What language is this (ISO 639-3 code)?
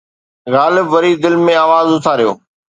snd